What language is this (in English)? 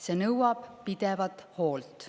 Estonian